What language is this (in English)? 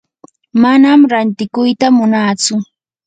Yanahuanca Pasco Quechua